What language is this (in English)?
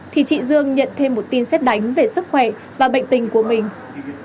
Vietnamese